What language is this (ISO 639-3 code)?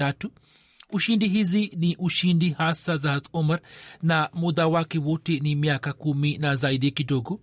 swa